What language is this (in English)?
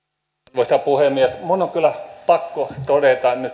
Finnish